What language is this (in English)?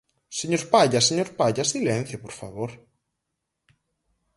Galician